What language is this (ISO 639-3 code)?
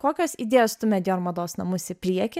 lit